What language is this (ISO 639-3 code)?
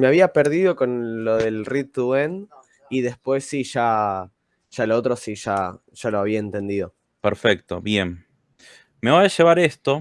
spa